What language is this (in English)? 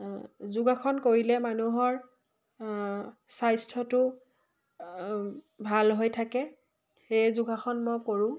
Assamese